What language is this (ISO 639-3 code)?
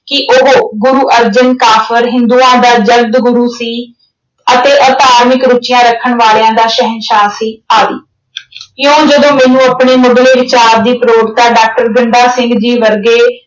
pan